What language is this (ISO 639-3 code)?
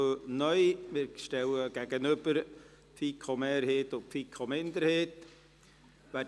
gsw